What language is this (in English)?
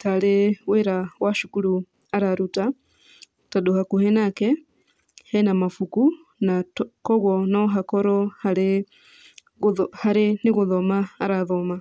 Kikuyu